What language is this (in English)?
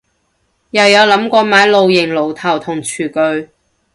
Cantonese